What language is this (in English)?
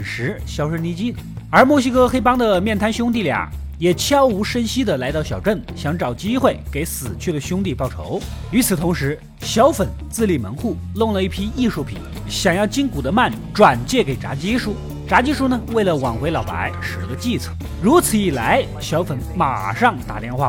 Chinese